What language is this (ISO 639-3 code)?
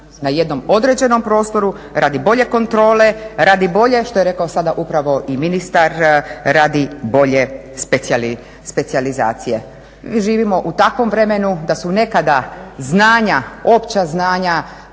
hrv